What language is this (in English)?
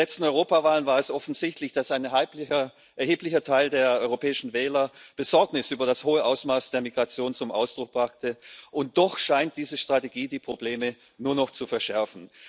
German